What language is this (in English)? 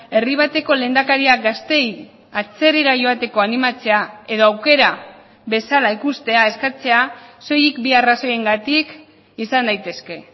Basque